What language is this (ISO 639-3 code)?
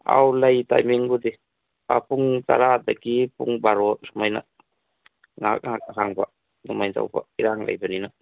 mni